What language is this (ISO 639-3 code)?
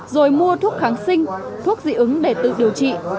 vie